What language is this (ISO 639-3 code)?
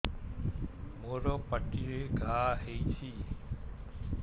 ori